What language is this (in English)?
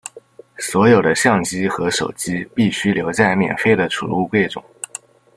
Chinese